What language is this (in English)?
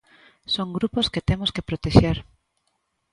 Galician